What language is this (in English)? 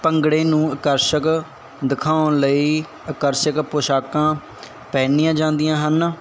Punjabi